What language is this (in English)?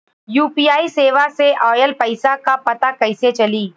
Bhojpuri